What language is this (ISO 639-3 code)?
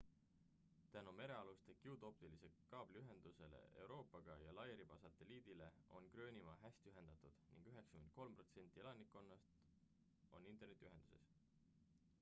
est